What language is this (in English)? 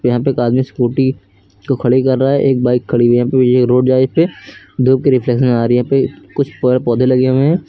Hindi